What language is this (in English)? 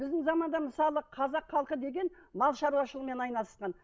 Kazakh